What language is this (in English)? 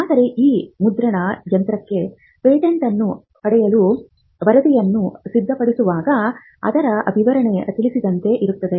Kannada